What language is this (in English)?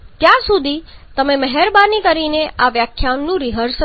Gujarati